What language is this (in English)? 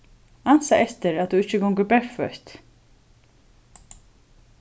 Faroese